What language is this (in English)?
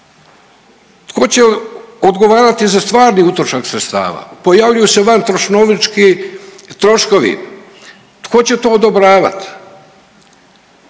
Croatian